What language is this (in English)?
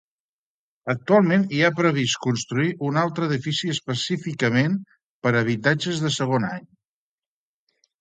Catalan